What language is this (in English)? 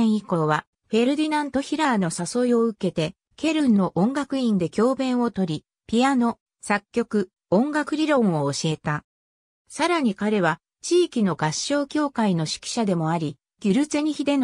Japanese